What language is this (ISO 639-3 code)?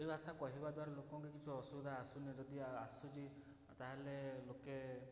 ori